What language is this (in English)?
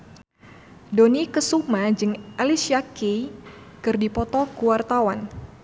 Sundanese